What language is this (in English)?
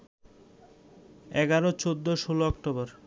Bangla